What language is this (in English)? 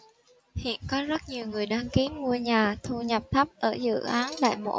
Vietnamese